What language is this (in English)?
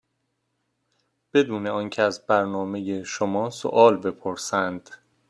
Persian